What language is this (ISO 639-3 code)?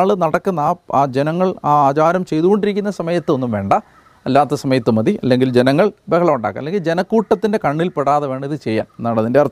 mal